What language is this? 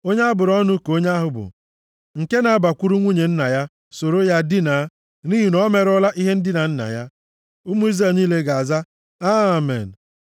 Igbo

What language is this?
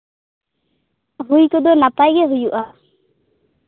Santali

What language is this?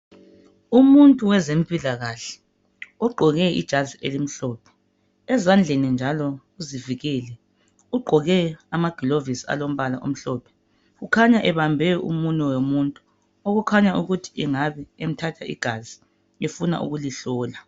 North Ndebele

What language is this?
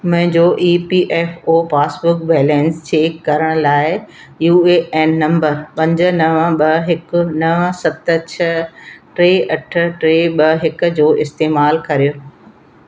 Sindhi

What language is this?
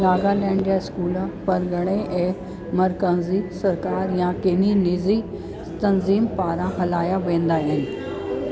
Sindhi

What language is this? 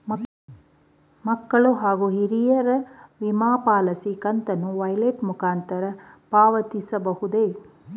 Kannada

